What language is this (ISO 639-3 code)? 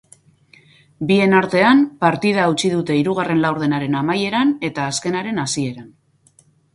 eus